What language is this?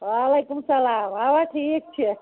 Kashmiri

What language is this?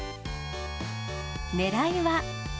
Japanese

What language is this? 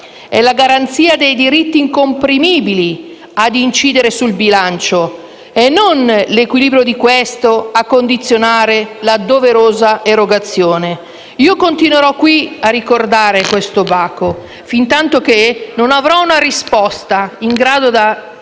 Italian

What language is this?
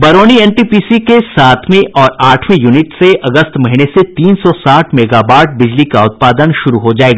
Hindi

